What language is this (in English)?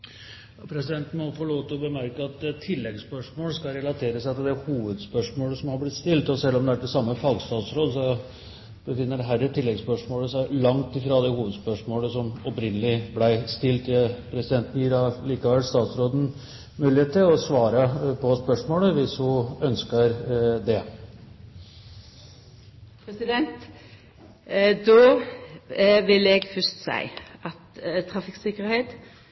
Norwegian